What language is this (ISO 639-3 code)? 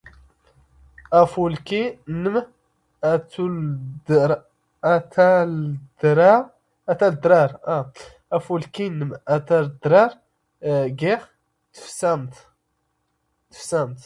zgh